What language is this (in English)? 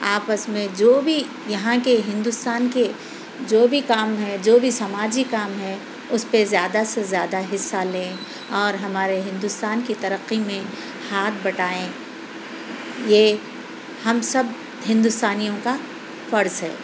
Urdu